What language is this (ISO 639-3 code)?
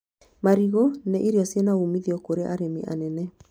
kik